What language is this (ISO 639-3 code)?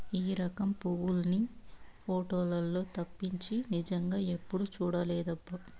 tel